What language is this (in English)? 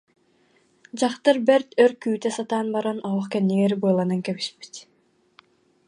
Yakut